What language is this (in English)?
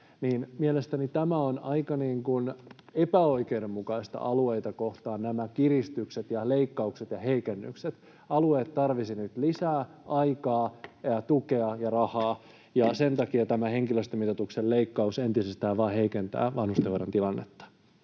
Finnish